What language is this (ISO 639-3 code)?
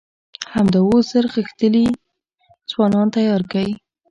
pus